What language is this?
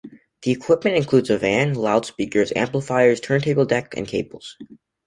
English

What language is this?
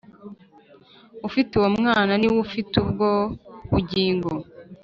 Kinyarwanda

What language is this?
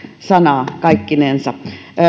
Finnish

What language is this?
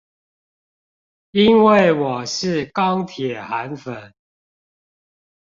Chinese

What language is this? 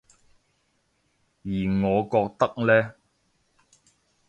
Cantonese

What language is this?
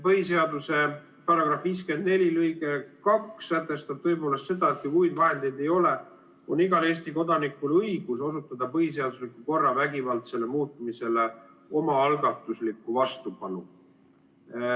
Estonian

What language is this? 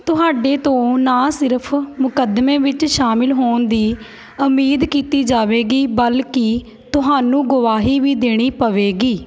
Punjabi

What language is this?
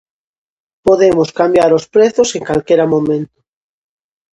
Galician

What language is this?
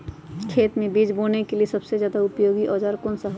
Magahi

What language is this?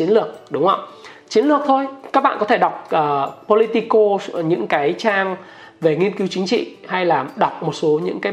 Vietnamese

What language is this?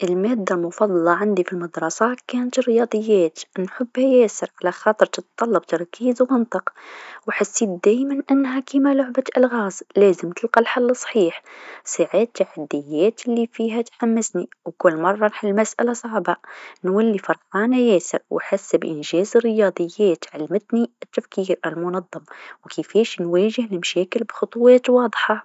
Tunisian Arabic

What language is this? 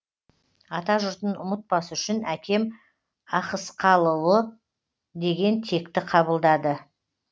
Kazakh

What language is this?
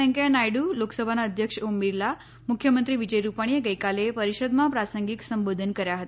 Gujarati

